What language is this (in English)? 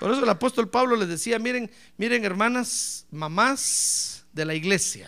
Spanish